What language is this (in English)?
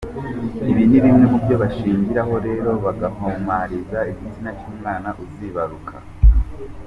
Kinyarwanda